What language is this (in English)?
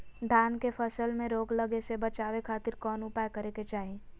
Magahi